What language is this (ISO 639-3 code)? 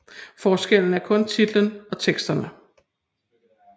dan